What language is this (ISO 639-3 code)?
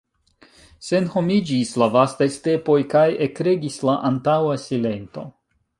epo